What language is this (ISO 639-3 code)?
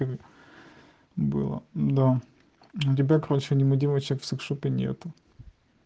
rus